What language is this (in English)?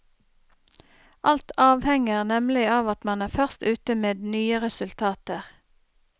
Norwegian